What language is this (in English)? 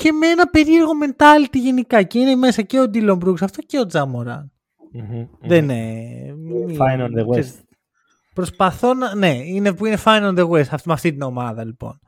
Greek